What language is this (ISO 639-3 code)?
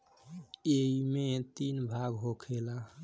bho